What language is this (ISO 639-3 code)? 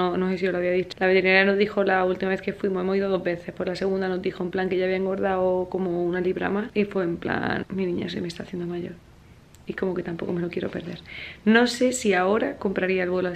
spa